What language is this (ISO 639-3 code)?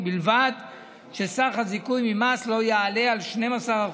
heb